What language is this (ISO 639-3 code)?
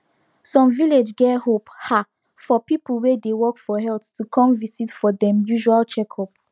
pcm